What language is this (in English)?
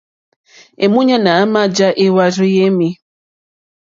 Mokpwe